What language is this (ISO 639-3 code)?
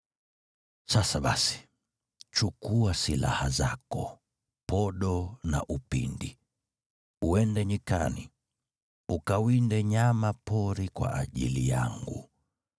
swa